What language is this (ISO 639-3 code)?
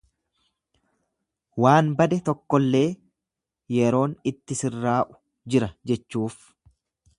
orm